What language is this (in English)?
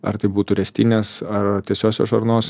Lithuanian